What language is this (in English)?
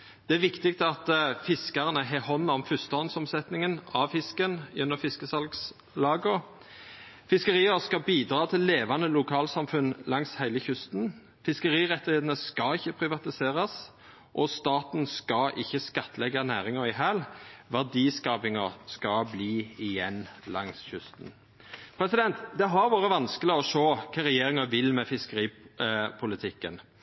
Norwegian Nynorsk